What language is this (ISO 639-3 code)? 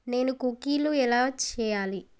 tel